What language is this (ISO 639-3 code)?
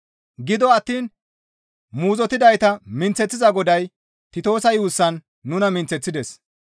gmv